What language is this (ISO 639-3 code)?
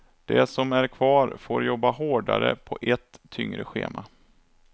swe